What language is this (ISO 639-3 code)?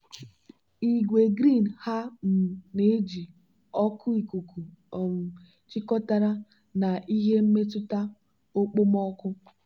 ibo